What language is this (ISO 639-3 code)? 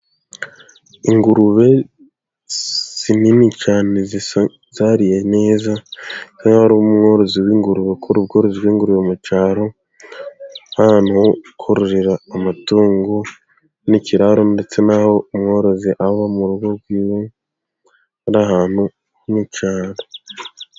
kin